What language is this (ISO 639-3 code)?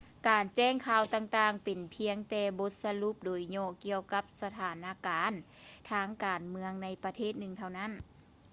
lao